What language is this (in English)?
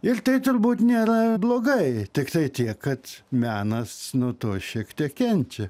Lithuanian